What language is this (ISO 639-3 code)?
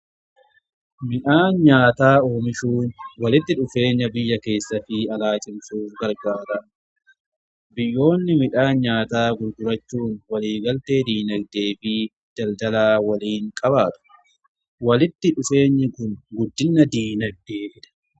orm